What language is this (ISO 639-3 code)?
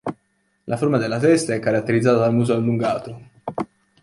ita